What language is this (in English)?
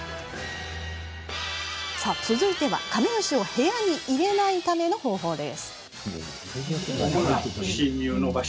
Japanese